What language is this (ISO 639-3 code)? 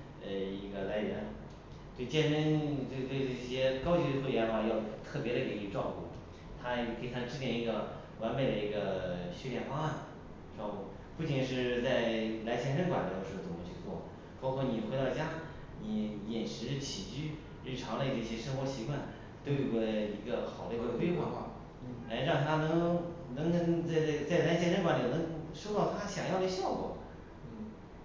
zho